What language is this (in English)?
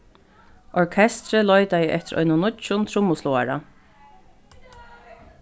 Faroese